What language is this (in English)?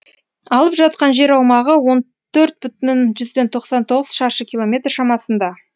Kazakh